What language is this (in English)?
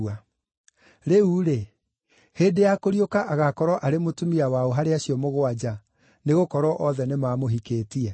Kikuyu